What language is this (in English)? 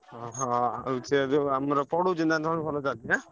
Odia